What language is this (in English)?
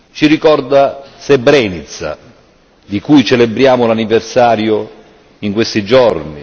Italian